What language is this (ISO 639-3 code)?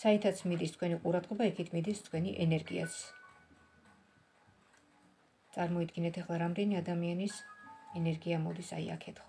ron